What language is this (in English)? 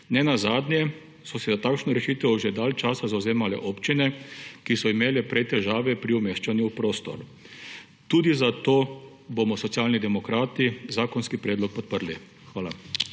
Slovenian